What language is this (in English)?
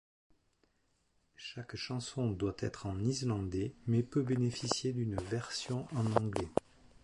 French